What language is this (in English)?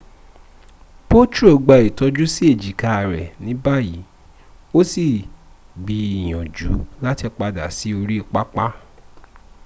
Yoruba